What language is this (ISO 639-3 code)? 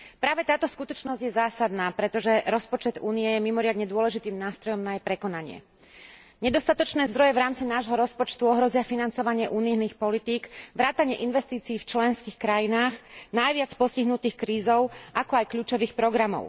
slk